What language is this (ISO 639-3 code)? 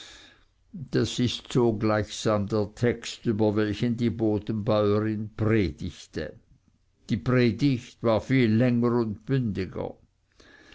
deu